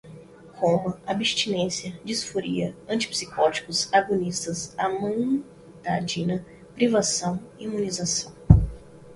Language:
Portuguese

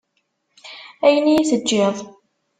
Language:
Kabyle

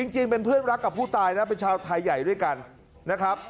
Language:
Thai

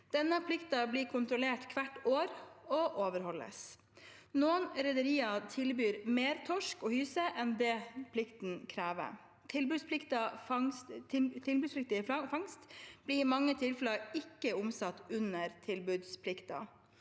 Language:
Norwegian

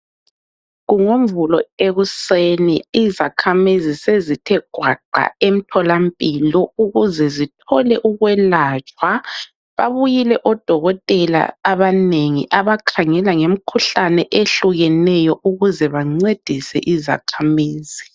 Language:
North Ndebele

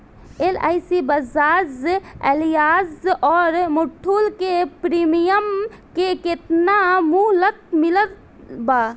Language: Bhojpuri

